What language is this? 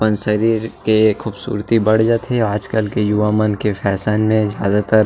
Chhattisgarhi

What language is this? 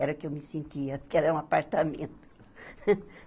Portuguese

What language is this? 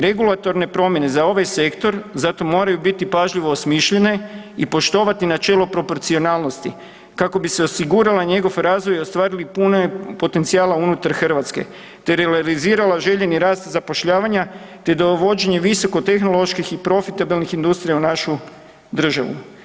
Croatian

